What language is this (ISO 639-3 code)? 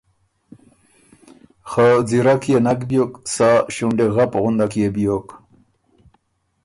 oru